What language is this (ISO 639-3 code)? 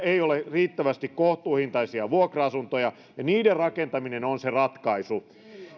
fin